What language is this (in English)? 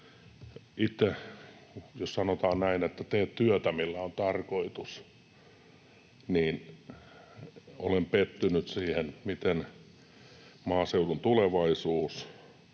Finnish